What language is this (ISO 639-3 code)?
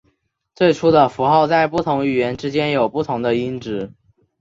zho